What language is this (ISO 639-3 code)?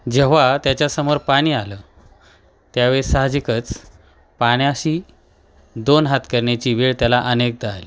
mar